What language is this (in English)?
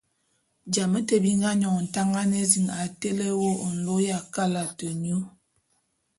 Bulu